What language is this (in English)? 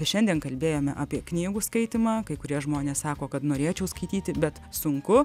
Lithuanian